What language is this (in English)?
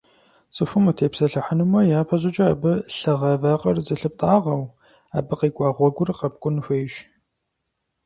Kabardian